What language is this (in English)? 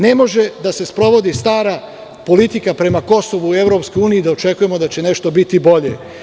Serbian